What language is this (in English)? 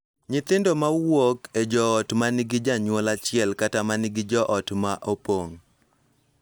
Luo (Kenya and Tanzania)